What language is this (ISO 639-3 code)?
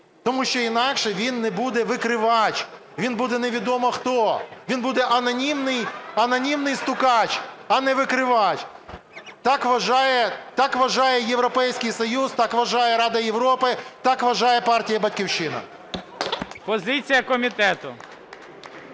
ukr